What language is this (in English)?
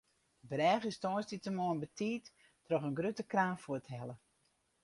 Western Frisian